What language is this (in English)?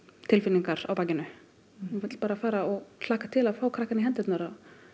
Icelandic